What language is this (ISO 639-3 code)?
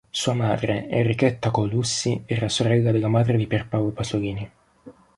ita